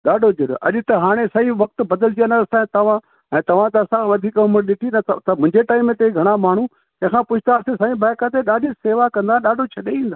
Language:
Sindhi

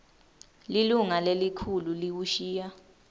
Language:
Swati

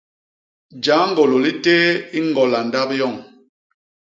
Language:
Basaa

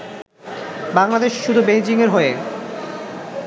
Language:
Bangla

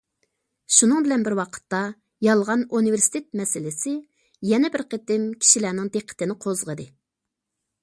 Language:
Uyghur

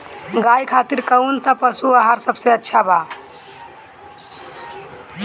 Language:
Bhojpuri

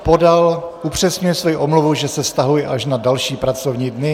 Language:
Czech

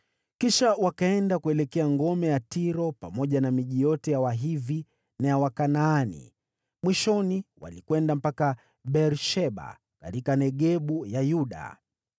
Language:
Swahili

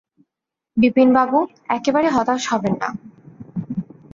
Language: Bangla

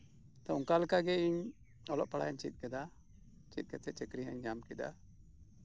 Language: Santali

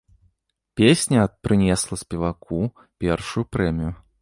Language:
Belarusian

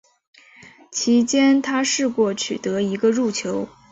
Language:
Chinese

